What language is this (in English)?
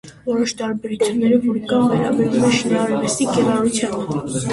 Armenian